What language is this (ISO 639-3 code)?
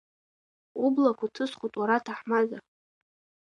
abk